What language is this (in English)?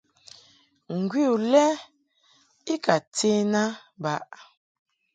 Mungaka